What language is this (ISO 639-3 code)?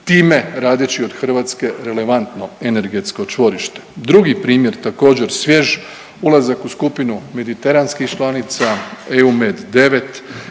hrv